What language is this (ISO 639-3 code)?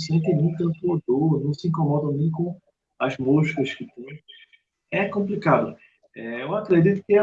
por